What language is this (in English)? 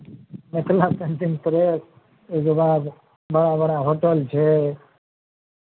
Maithili